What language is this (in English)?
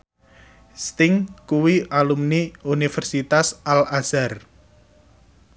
Javanese